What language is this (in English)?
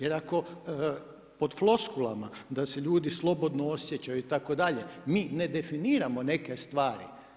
Croatian